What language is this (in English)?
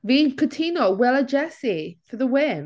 Welsh